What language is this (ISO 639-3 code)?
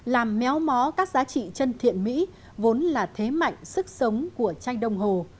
vie